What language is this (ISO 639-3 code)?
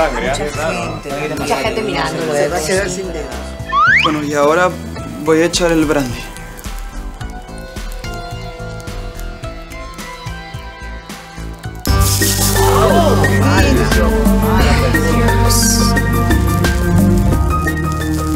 spa